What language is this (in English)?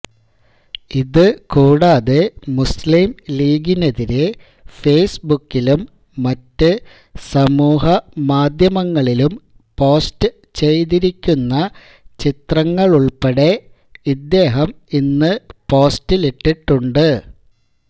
Malayalam